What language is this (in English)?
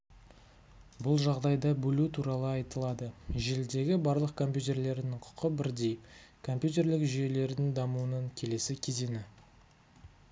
Kazakh